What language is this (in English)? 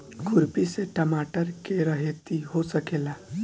Bhojpuri